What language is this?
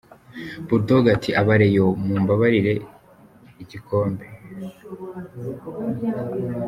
Kinyarwanda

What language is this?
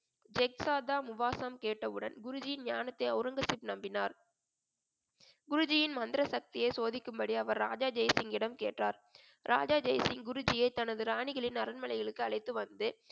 Tamil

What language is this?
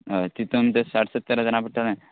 Konkani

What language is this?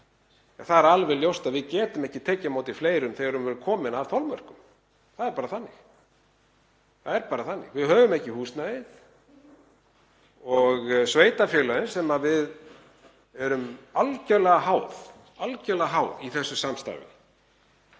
Icelandic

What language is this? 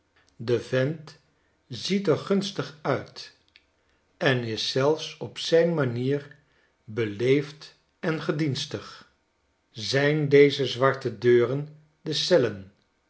Dutch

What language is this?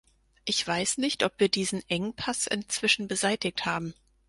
German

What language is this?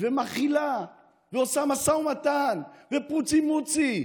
Hebrew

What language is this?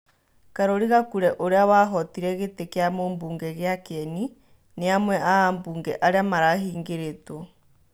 Kikuyu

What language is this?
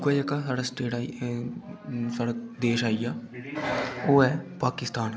Dogri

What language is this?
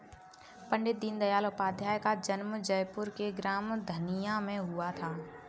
Hindi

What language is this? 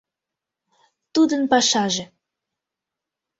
Mari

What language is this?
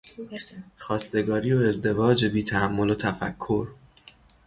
Persian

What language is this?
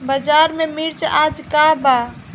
Bhojpuri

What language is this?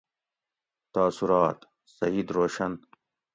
Gawri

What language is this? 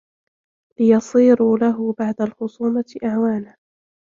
Arabic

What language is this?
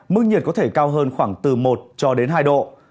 Vietnamese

